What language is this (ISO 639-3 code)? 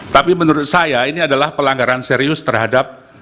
ind